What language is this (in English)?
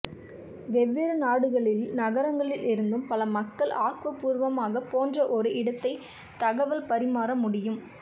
Tamil